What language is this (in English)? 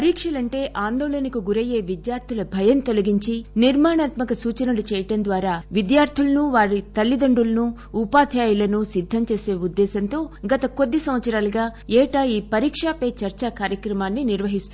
Telugu